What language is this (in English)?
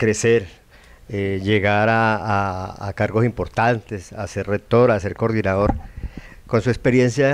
Spanish